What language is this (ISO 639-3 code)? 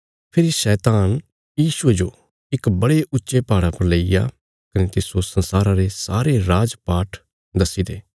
kfs